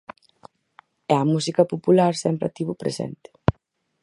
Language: Galician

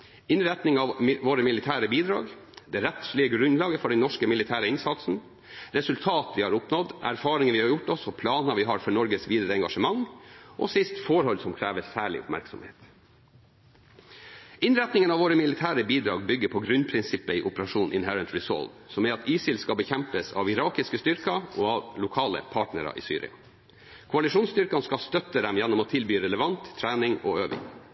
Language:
Norwegian Bokmål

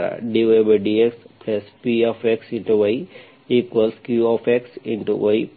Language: Kannada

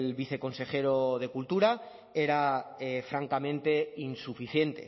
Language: Spanish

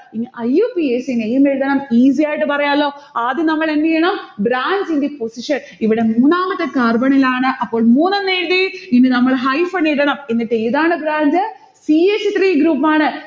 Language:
Malayalam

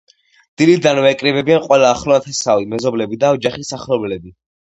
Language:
Georgian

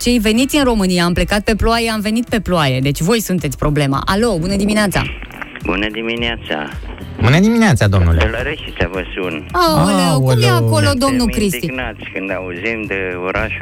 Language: Romanian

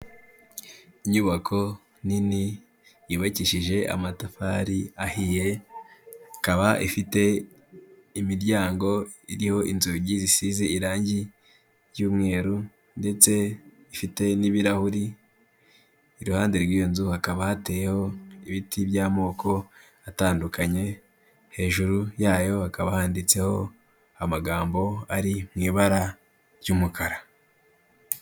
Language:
Kinyarwanda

